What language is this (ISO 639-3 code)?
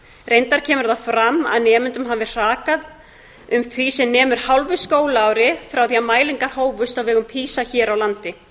isl